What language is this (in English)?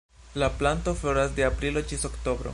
Esperanto